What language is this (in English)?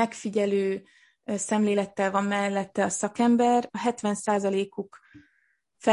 Hungarian